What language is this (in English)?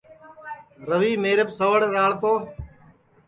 Sansi